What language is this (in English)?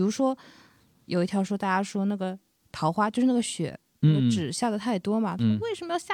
Chinese